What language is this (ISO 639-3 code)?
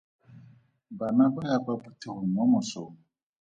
tsn